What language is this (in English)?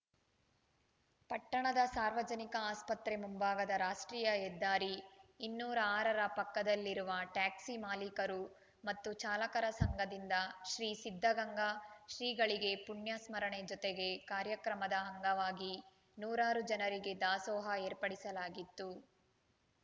Kannada